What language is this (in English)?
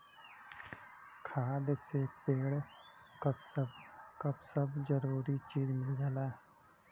Bhojpuri